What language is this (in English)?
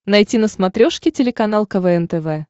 Russian